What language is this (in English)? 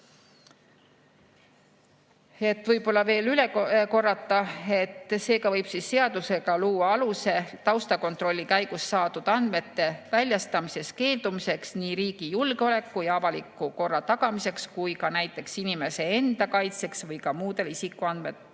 Estonian